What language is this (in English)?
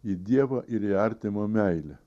Lithuanian